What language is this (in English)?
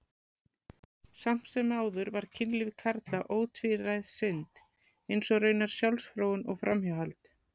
Icelandic